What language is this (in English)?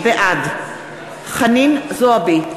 Hebrew